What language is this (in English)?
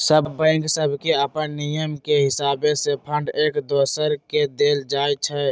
Magahi